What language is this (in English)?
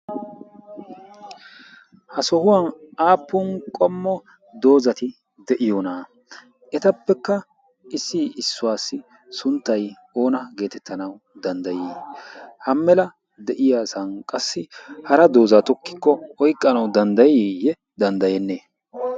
Wolaytta